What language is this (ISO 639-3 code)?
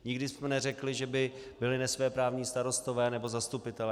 ces